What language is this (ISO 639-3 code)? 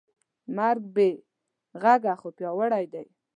pus